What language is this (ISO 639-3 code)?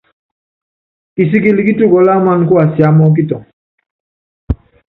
yav